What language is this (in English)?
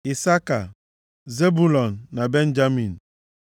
Igbo